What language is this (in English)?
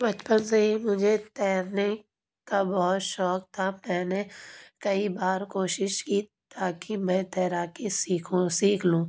Urdu